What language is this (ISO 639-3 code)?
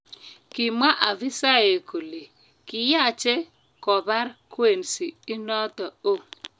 kln